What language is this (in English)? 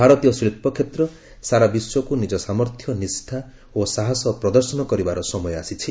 Odia